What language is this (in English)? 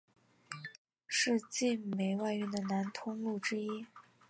Chinese